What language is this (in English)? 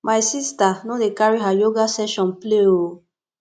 Nigerian Pidgin